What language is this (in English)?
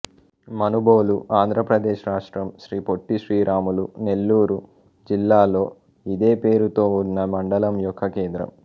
Telugu